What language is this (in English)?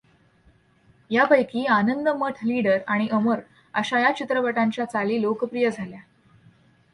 Marathi